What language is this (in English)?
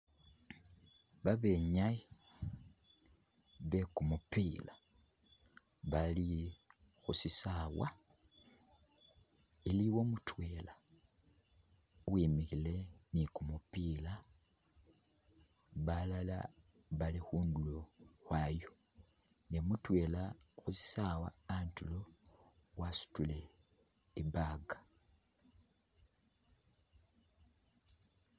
Masaaba